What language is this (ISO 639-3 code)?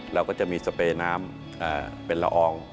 tha